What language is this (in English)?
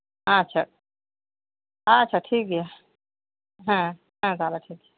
Santali